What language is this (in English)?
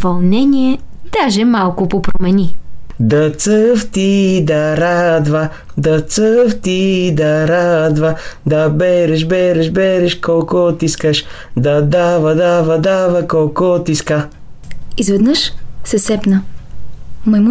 Bulgarian